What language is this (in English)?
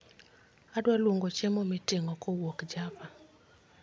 Luo (Kenya and Tanzania)